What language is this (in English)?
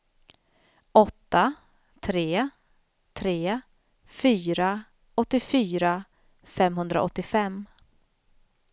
Swedish